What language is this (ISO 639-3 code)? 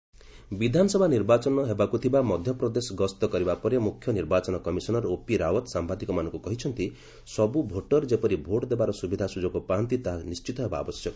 ori